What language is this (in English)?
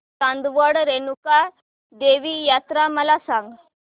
Marathi